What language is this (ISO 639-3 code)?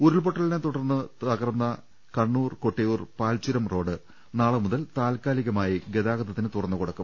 mal